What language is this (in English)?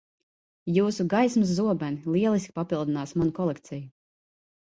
Latvian